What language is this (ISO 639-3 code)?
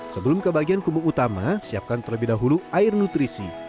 ind